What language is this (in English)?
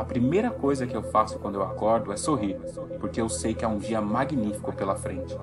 Portuguese